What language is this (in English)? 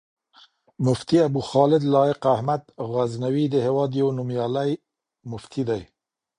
Pashto